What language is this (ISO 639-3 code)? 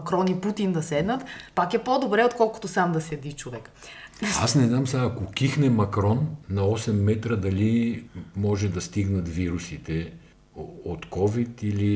bul